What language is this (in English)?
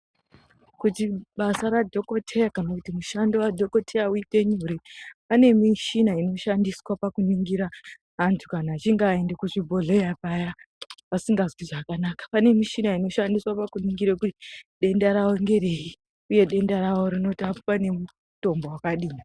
Ndau